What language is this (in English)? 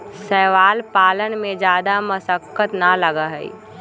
Magahi